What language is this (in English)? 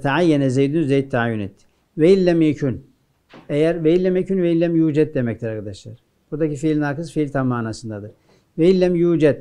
Turkish